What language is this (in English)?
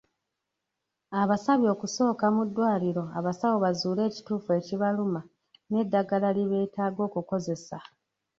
Ganda